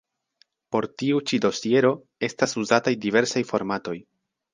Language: Esperanto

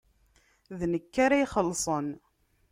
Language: Kabyle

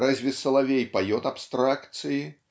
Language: Russian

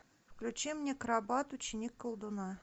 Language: Russian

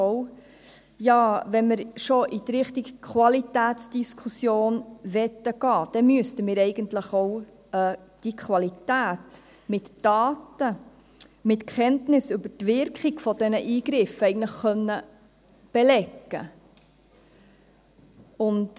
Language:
Swiss German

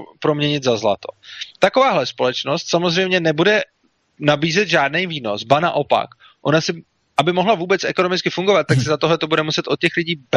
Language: Czech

